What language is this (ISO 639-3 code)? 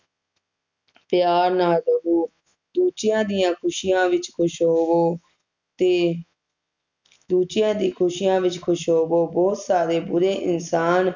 pan